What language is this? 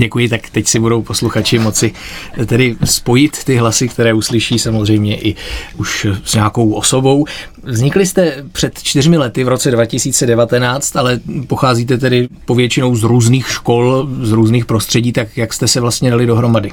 Czech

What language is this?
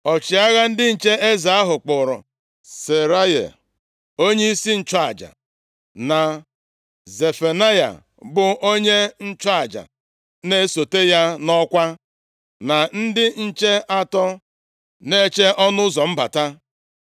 Igbo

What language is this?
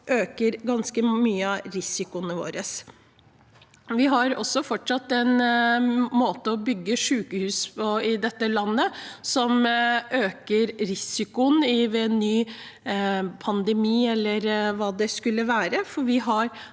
Norwegian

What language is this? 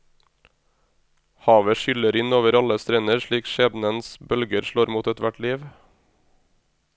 Norwegian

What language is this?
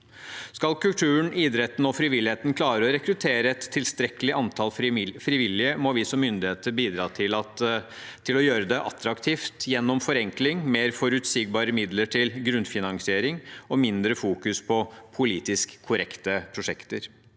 Norwegian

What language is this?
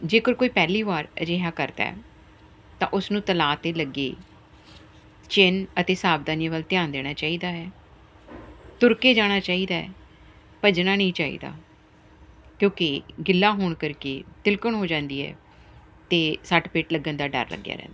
Punjabi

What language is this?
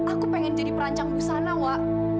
Indonesian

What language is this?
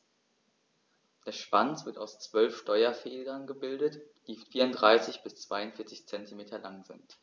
German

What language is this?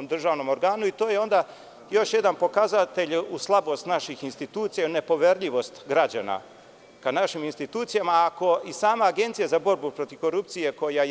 Serbian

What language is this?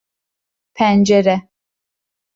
Turkish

